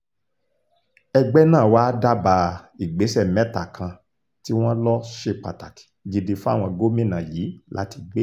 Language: Yoruba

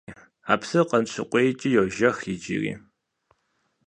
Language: Kabardian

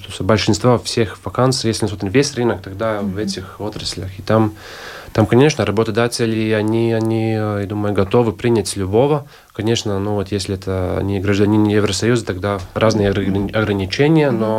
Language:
Russian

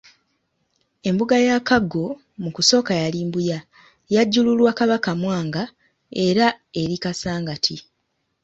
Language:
Ganda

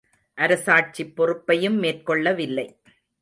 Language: Tamil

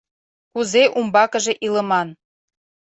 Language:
Mari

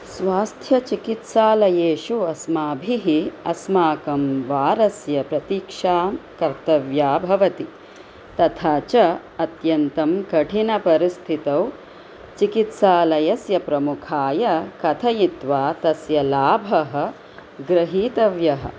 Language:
Sanskrit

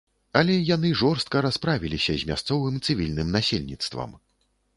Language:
Belarusian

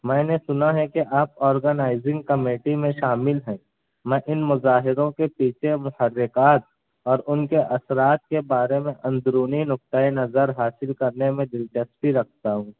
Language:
Urdu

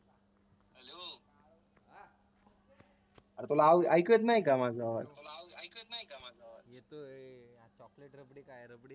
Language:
Marathi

